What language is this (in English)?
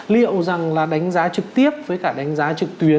Vietnamese